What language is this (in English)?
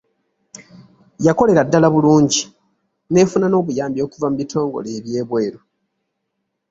Ganda